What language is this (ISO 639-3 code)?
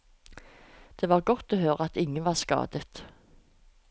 nor